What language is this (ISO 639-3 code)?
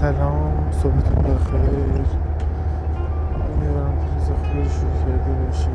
fas